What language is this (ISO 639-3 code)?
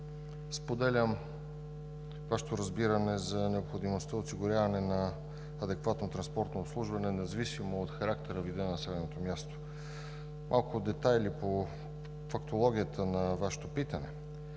bul